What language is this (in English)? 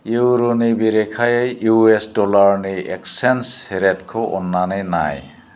Bodo